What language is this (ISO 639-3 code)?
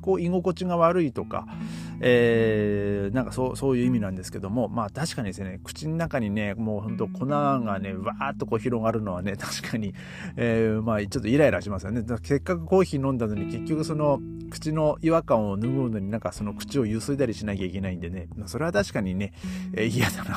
jpn